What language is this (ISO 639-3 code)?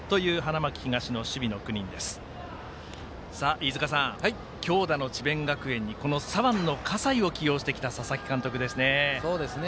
jpn